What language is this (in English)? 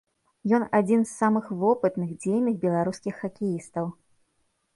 Belarusian